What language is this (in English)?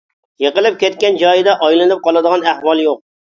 Uyghur